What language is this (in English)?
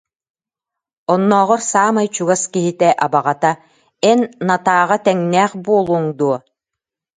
Yakut